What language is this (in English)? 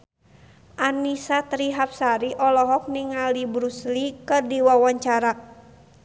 Sundanese